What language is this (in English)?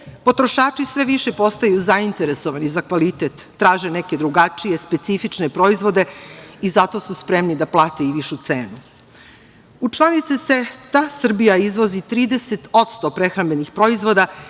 Serbian